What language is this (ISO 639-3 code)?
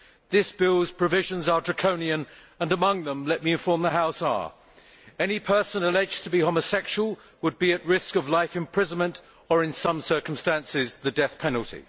eng